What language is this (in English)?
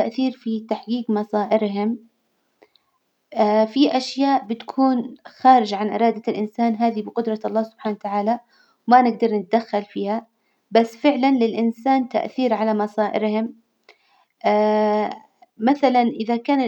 Hijazi Arabic